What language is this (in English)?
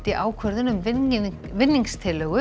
Icelandic